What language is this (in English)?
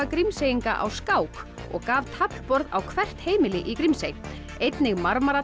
Icelandic